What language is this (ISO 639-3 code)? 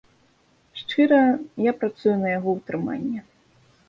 bel